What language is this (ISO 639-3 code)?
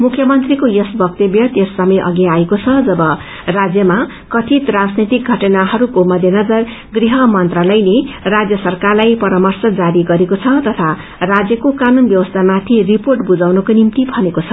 nep